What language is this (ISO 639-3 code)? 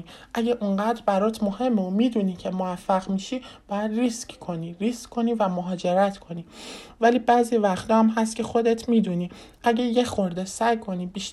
fas